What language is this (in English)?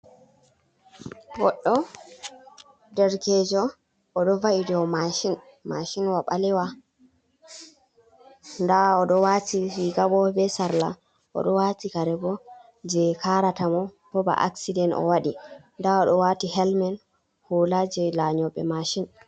Fula